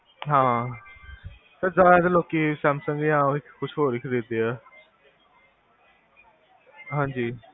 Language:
Punjabi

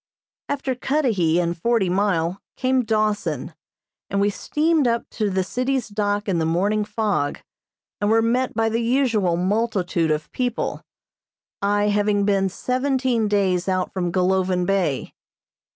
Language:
English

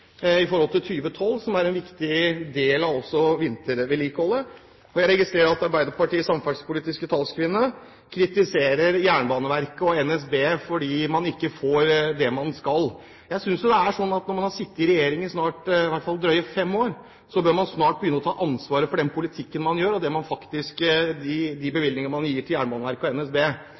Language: Norwegian Bokmål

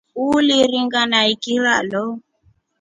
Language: Rombo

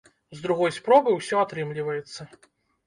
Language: Belarusian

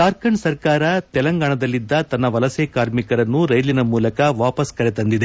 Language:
Kannada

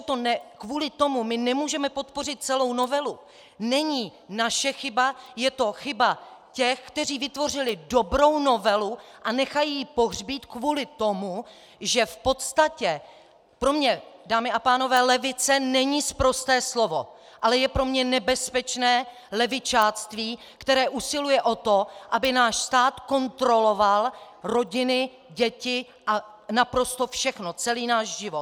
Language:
Czech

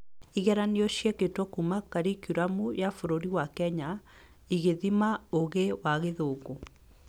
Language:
Kikuyu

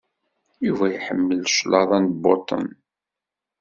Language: Kabyle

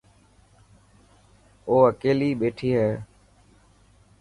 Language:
Dhatki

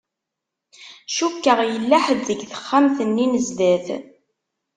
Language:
Kabyle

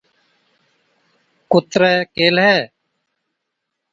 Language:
Od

